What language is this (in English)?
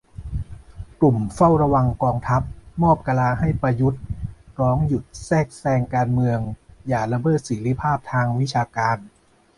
Thai